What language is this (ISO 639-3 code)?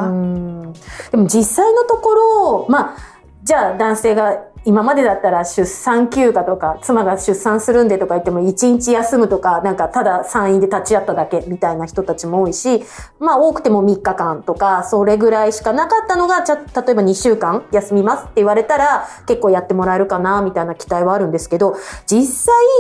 jpn